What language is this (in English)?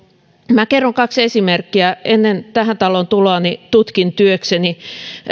Finnish